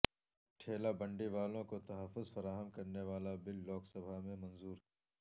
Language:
Urdu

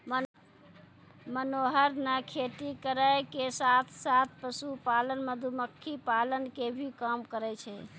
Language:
Maithili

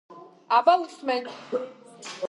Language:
Georgian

